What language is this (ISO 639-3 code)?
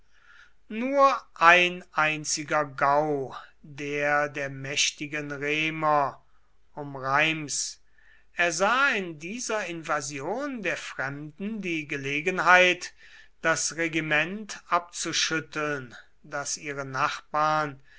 deu